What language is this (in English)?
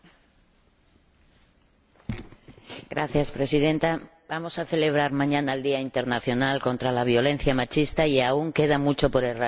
Spanish